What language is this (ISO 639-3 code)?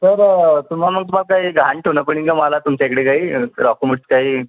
mar